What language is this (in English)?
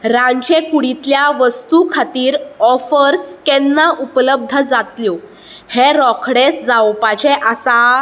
Konkani